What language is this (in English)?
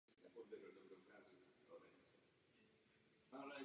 Czech